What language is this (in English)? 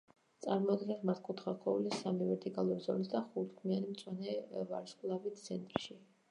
Georgian